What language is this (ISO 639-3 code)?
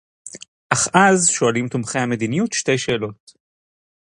heb